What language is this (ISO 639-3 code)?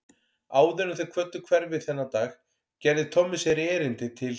isl